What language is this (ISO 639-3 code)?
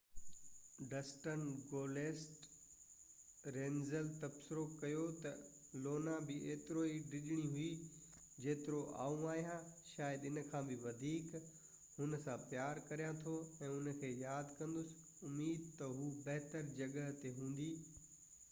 snd